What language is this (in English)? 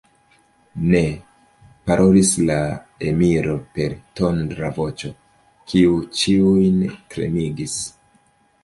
Esperanto